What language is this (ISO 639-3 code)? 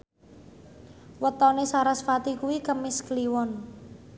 jav